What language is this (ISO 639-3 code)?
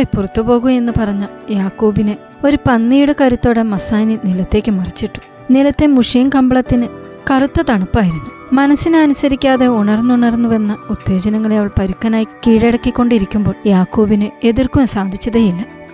mal